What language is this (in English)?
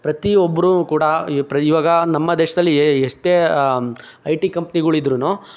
Kannada